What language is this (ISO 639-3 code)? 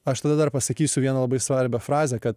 lit